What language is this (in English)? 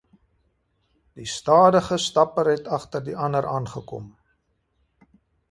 Afrikaans